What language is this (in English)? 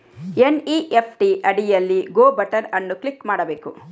Kannada